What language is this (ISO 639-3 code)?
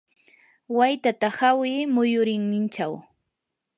qur